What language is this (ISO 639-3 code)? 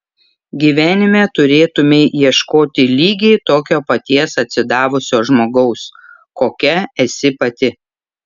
lit